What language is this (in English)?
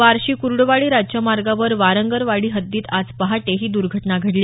Marathi